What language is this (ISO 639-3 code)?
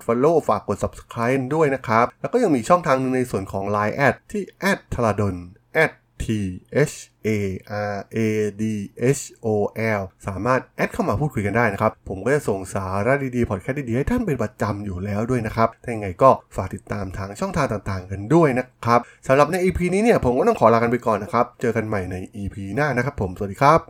tha